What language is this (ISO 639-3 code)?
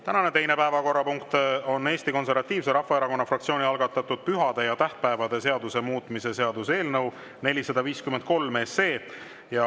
est